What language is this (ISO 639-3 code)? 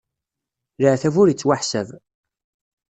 kab